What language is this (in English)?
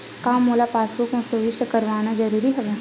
Chhattisgarhi